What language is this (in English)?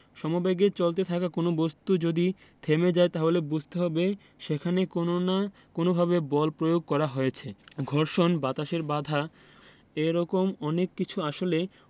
Bangla